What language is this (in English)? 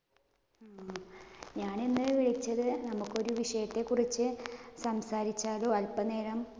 Malayalam